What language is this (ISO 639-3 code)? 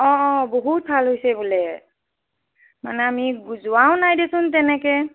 asm